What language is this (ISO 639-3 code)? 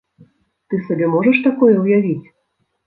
bel